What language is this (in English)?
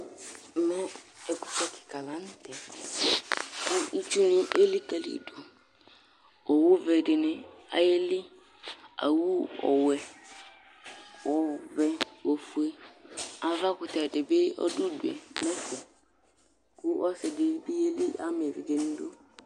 Ikposo